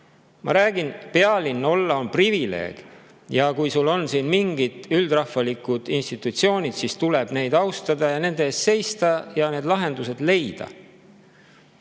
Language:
Estonian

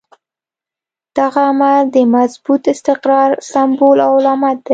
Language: Pashto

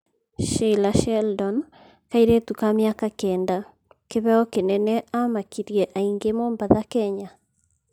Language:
Kikuyu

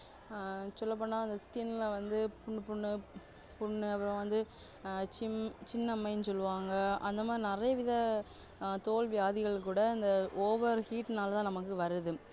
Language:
Tamil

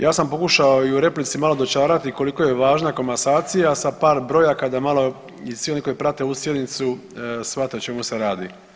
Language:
Croatian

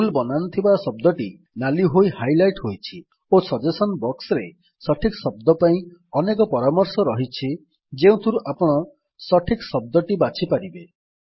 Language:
Odia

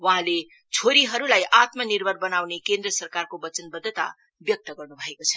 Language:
Nepali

